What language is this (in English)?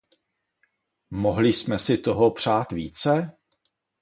Czech